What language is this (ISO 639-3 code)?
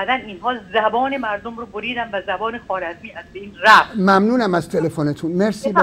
fas